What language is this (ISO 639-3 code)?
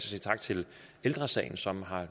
dan